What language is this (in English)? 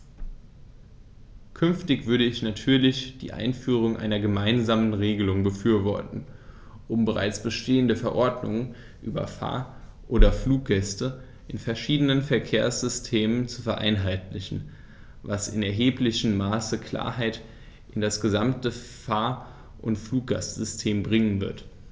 German